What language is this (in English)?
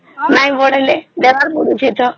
Odia